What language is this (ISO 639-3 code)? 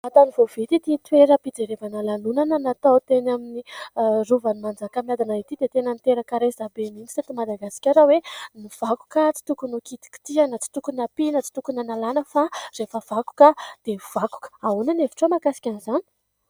mlg